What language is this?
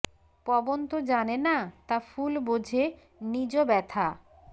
Bangla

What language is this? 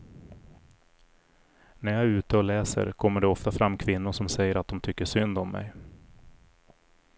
Swedish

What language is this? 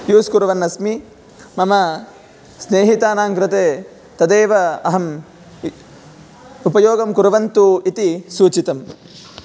Sanskrit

